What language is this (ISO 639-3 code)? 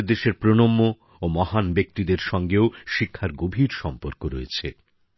ben